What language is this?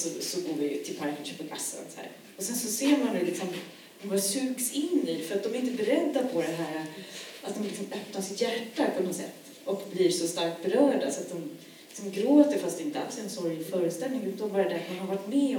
Swedish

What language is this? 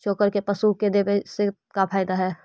Magahi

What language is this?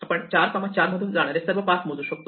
Marathi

